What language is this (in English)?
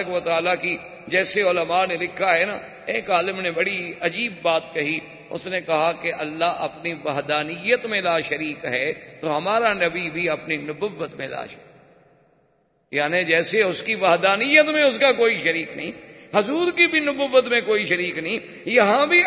Urdu